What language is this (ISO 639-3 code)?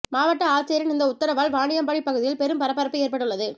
tam